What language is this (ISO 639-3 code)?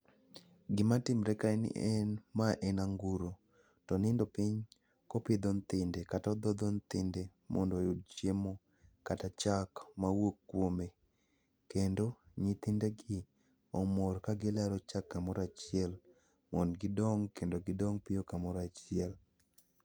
luo